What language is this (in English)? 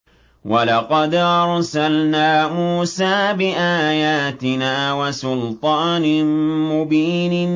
Arabic